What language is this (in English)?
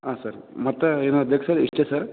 Kannada